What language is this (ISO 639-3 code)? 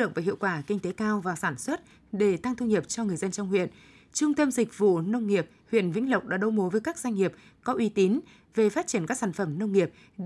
vie